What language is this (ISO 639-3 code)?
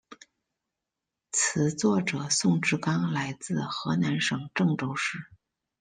zho